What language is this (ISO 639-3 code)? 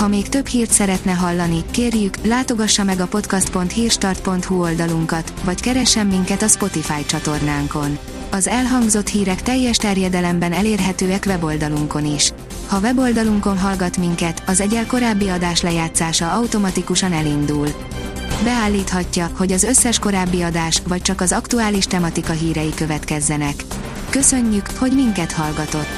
hun